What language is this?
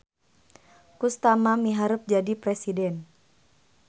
Sundanese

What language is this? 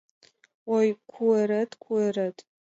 Mari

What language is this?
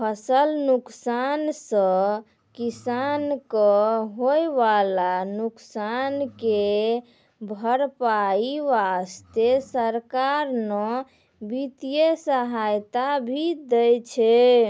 Maithili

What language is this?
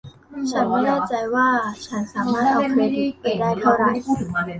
Thai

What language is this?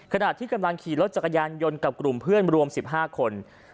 Thai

